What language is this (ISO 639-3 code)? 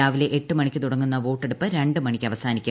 mal